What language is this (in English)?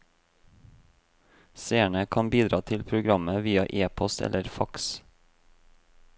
Norwegian